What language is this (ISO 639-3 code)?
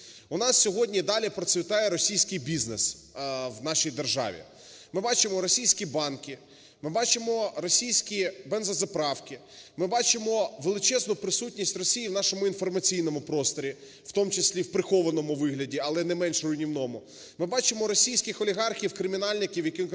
ukr